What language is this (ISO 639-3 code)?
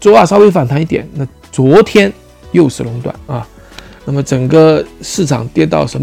zho